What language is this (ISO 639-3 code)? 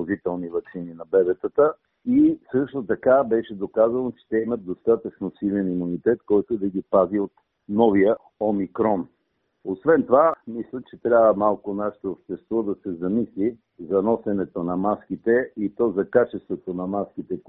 bul